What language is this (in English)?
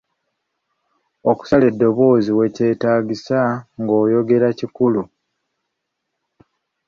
Ganda